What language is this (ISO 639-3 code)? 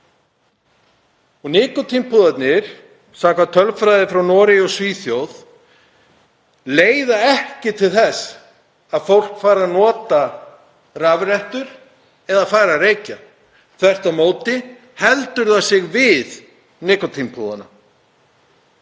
isl